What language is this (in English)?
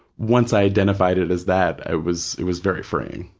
English